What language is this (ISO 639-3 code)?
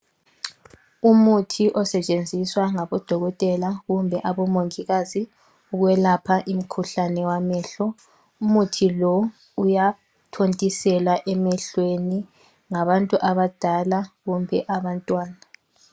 nde